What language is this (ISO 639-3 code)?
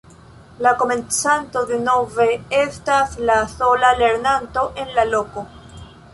epo